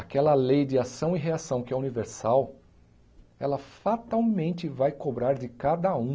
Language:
Portuguese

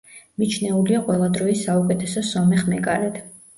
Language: Georgian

